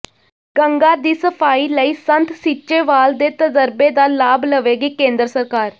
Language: Punjabi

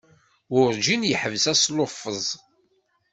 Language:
Kabyle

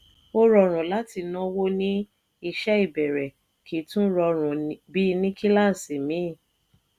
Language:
Yoruba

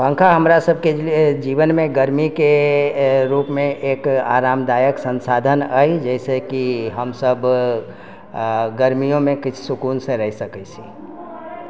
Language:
Maithili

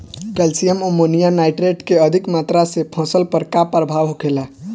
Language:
Bhojpuri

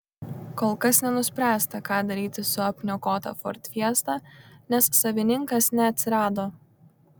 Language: Lithuanian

